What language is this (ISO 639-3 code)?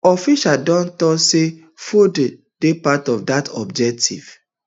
pcm